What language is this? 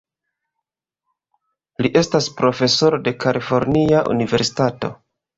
Esperanto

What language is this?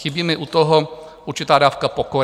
Czech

